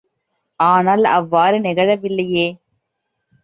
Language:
Tamil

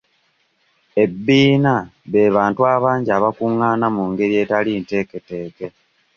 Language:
Ganda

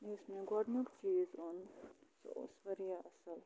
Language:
Kashmiri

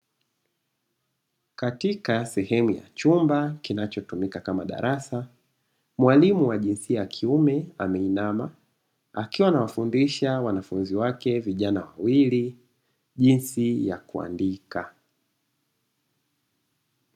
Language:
Swahili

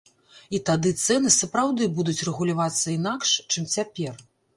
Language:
Belarusian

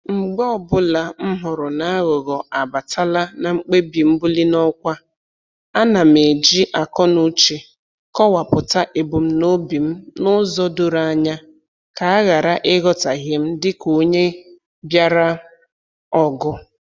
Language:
Igbo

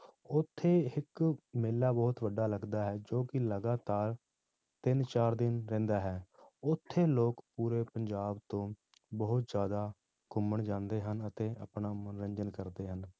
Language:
Punjabi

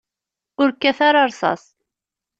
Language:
Kabyle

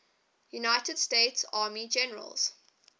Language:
English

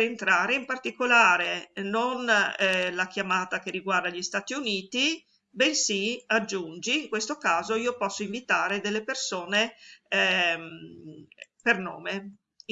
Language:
Italian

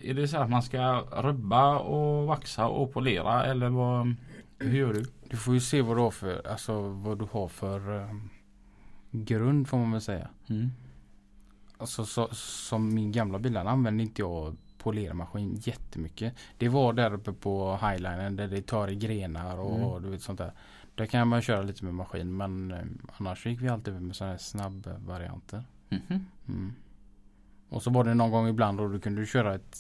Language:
Swedish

